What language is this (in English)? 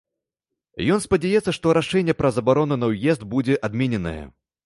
Belarusian